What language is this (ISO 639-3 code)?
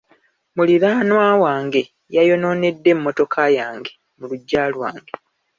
lug